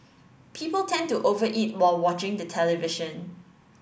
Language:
English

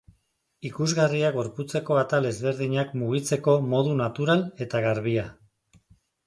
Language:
Basque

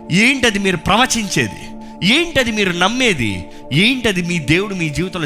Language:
Telugu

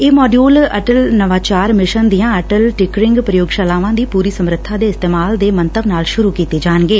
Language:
Punjabi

